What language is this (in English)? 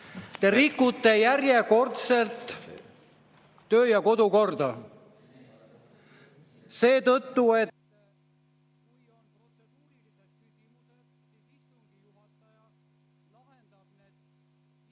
Estonian